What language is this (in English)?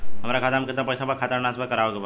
Bhojpuri